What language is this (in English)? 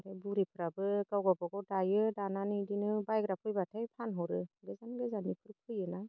Bodo